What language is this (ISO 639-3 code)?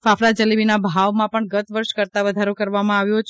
guj